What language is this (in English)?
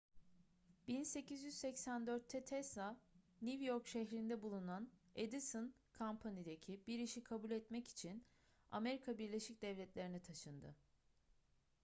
Turkish